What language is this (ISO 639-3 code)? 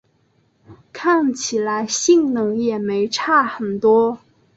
zho